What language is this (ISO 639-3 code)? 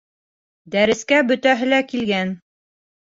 bak